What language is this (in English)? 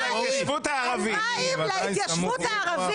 Hebrew